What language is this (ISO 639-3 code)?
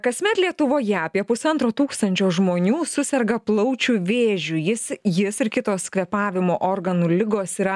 lit